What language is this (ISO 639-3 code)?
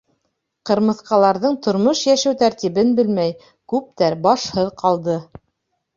bak